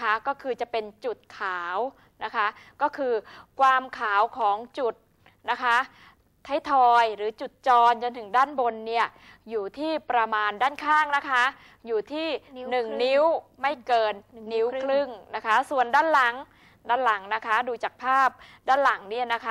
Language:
Thai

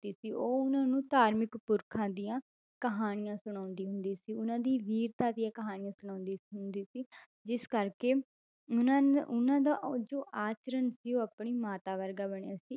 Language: Punjabi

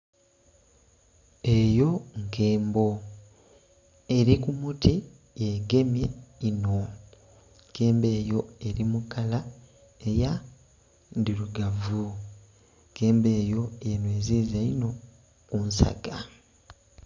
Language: Soga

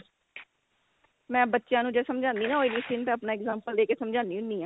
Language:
Punjabi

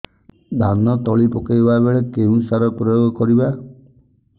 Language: Odia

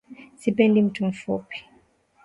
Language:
Swahili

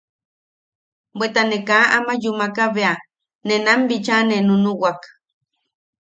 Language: Yaqui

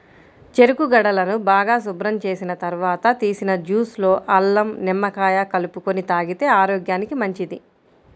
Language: Telugu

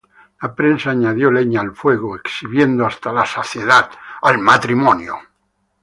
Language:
Spanish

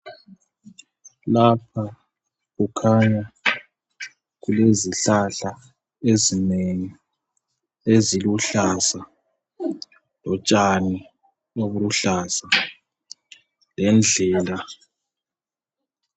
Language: North Ndebele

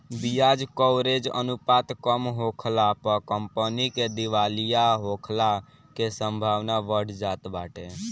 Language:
Bhojpuri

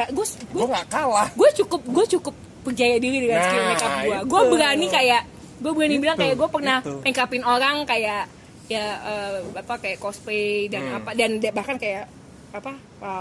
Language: Indonesian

